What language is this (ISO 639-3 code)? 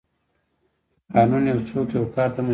pus